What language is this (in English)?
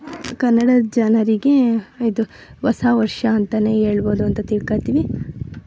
Kannada